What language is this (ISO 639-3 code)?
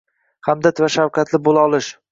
uzb